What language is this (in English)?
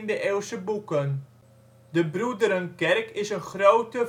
Dutch